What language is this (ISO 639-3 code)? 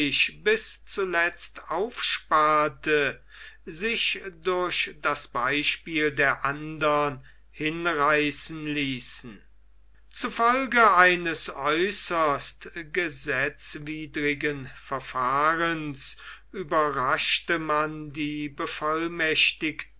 deu